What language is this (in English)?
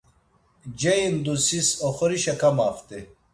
Laz